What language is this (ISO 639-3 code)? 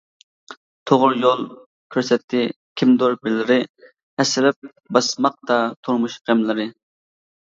uig